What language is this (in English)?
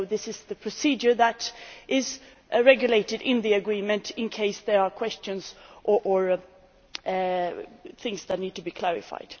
English